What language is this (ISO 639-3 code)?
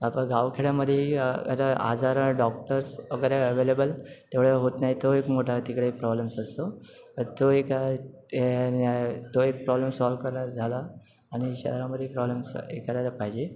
mar